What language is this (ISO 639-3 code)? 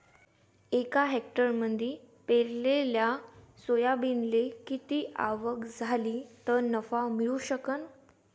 mar